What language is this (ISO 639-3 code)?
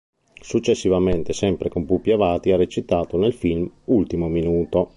ita